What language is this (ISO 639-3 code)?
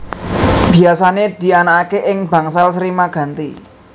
jav